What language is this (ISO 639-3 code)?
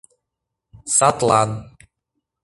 chm